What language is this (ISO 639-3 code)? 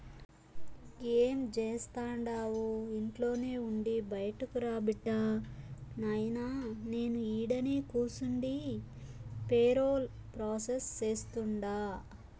tel